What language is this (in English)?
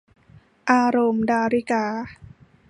Thai